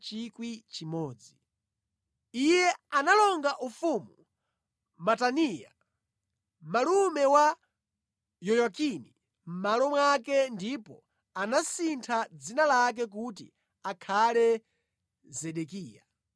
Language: Nyanja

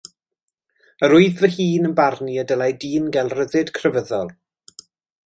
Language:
Welsh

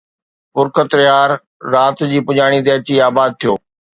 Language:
Sindhi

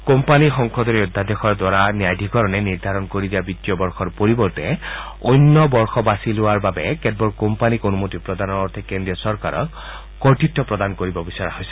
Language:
Assamese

